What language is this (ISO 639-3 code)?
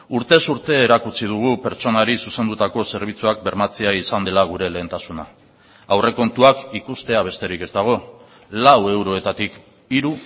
eus